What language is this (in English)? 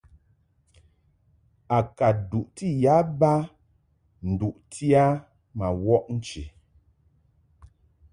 Mungaka